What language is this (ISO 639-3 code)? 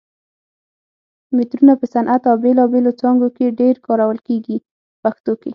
pus